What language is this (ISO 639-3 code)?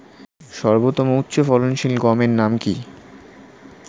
ben